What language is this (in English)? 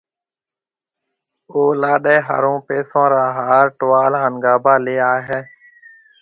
Marwari (Pakistan)